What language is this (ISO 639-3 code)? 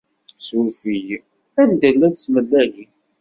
kab